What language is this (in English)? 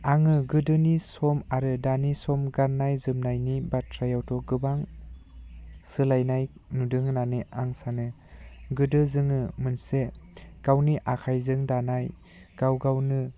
Bodo